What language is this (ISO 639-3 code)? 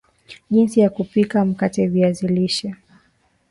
swa